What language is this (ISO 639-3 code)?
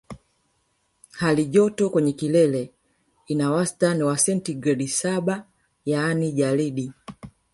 swa